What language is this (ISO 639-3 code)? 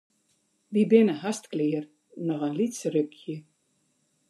fry